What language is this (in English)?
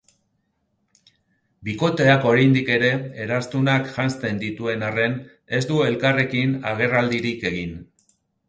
Basque